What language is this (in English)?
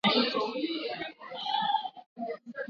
Swahili